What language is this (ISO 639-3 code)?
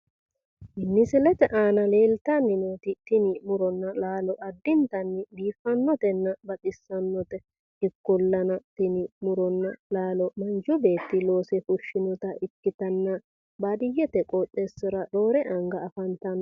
sid